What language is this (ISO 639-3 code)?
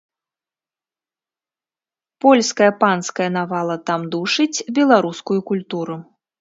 bel